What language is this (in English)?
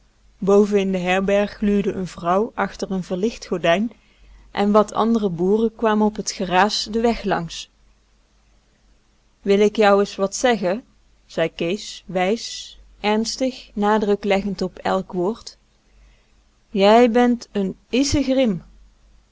Dutch